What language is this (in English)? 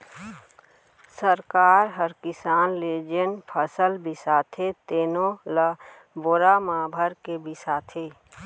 Chhattisgarhi